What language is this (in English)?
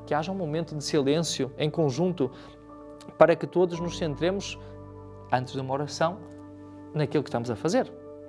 Portuguese